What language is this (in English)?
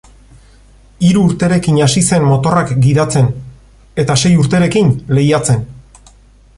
Basque